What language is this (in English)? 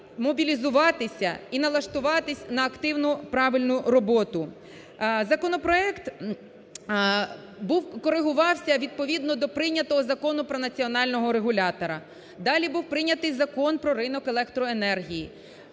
Ukrainian